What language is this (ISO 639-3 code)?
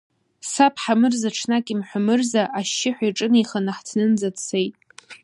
abk